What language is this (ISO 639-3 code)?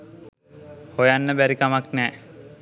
sin